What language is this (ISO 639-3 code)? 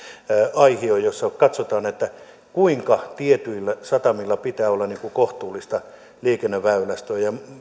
fin